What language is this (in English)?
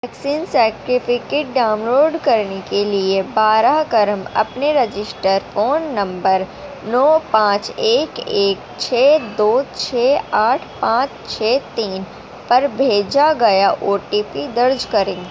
Urdu